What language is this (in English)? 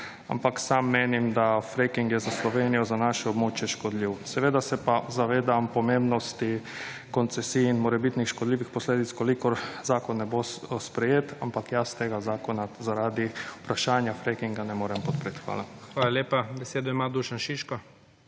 Slovenian